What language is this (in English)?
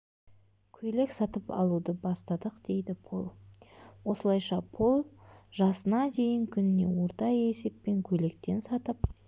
Kazakh